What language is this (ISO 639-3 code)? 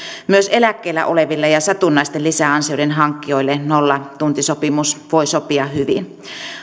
fin